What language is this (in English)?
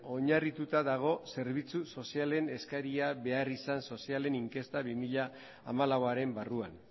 Basque